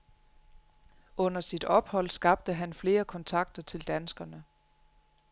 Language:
Danish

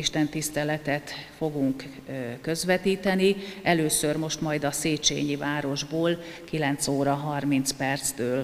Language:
Hungarian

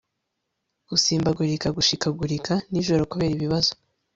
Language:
Kinyarwanda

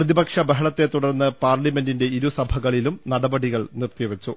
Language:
Malayalam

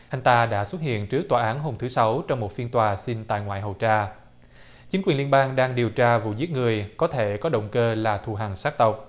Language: Vietnamese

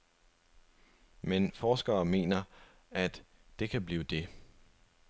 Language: Danish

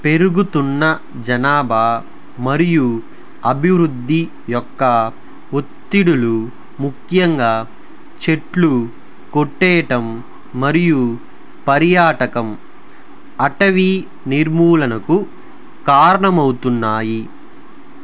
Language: Telugu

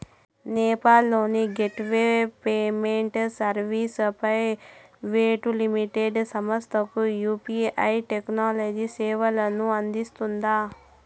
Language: Telugu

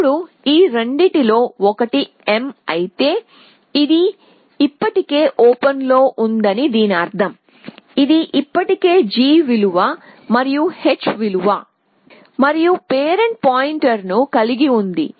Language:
Telugu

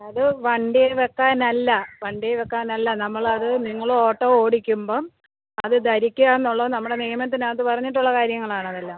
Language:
Malayalam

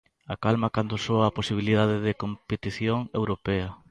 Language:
Galician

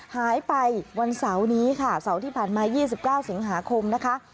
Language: Thai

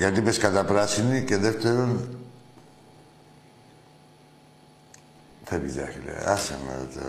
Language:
Greek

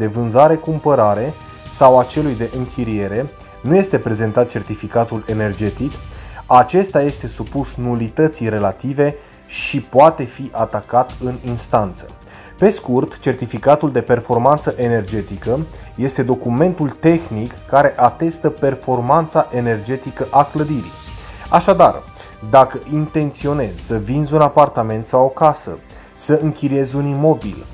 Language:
Romanian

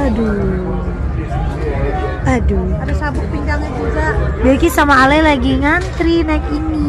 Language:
Indonesian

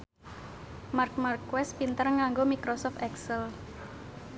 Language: Javanese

